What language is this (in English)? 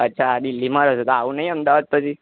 Gujarati